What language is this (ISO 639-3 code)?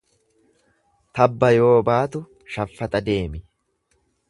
orm